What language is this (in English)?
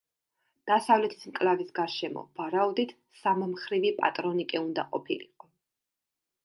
Georgian